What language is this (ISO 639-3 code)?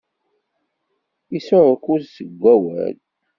kab